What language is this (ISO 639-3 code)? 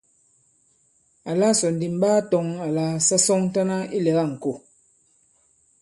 abb